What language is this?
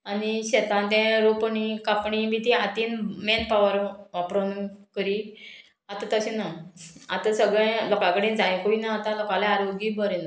Konkani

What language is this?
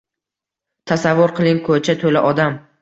Uzbek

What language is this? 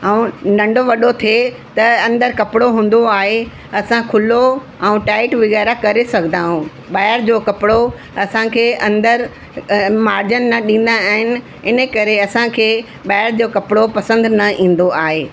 Sindhi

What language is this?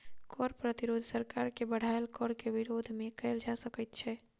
Maithili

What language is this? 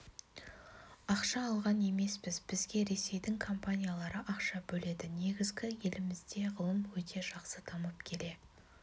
Kazakh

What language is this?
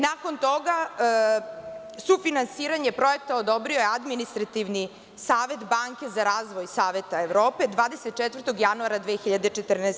Serbian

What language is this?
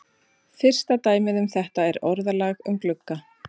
Icelandic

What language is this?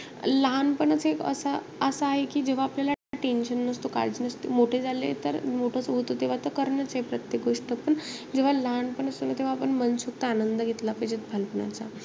Marathi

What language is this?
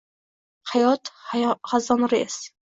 Uzbek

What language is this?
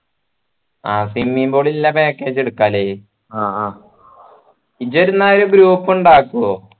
Malayalam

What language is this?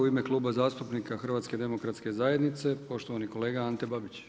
Croatian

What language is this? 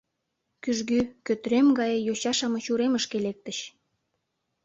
Mari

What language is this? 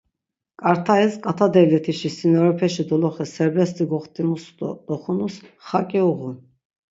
Laz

